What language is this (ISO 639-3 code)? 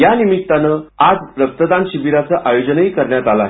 mar